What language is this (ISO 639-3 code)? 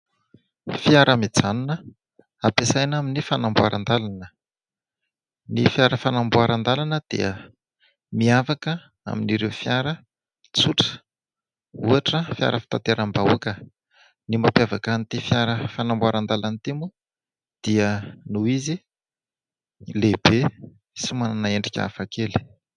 mlg